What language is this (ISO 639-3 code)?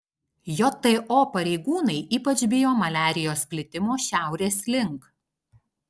lit